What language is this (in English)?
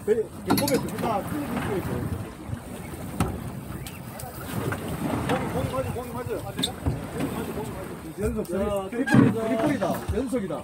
Korean